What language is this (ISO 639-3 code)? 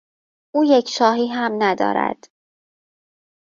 fas